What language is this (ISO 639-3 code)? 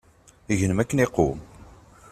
kab